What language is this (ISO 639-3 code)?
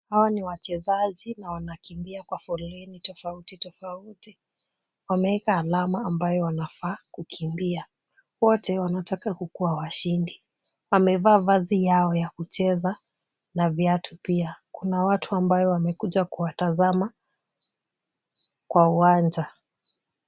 swa